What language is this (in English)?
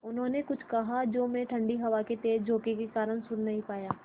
Hindi